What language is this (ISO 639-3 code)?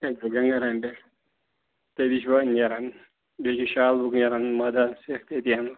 kas